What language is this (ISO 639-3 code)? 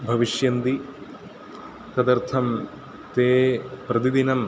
san